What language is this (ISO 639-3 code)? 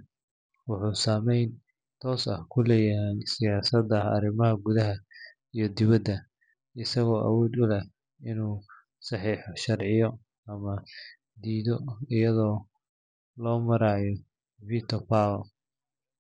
som